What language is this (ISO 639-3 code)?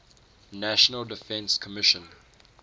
eng